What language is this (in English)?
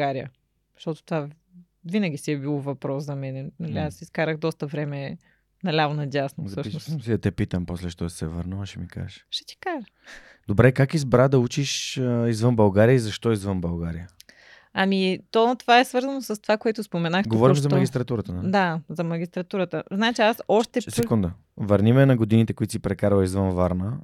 Bulgarian